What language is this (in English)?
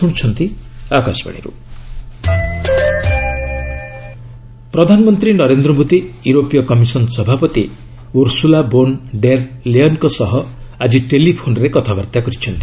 Odia